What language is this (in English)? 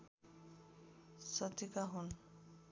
Nepali